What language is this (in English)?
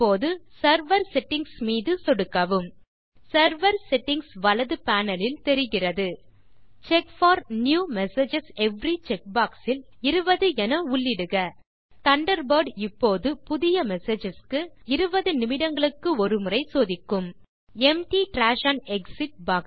Tamil